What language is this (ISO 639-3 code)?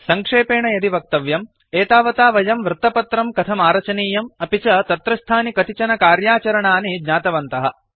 san